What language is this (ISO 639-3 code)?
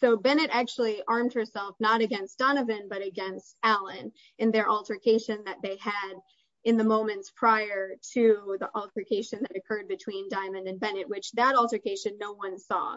eng